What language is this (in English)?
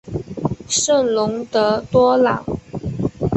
Chinese